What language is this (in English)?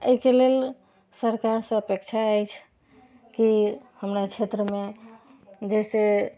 Maithili